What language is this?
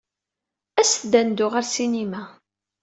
Kabyle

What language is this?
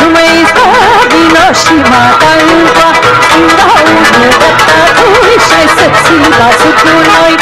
Romanian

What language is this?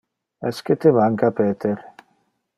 Interlingua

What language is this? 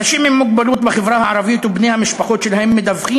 Hebrew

